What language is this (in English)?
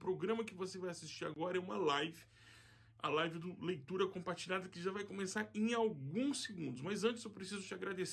Portuguese